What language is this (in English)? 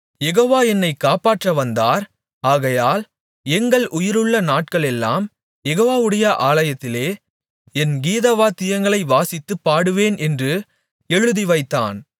Tamil